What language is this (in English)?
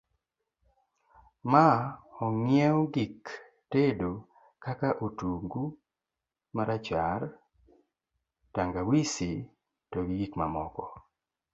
Luo (Kenya and Tanzania)